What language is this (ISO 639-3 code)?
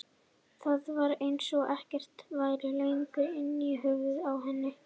isl